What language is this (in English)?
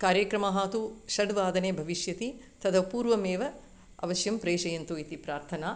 Sanskrit